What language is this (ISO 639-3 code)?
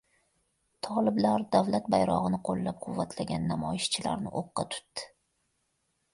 uzb